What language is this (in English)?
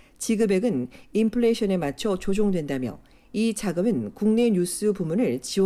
Korean